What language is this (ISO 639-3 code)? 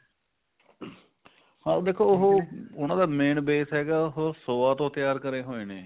pan